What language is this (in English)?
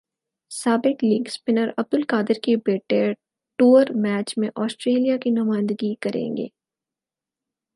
Urdu